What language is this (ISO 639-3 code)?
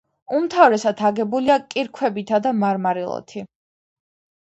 kat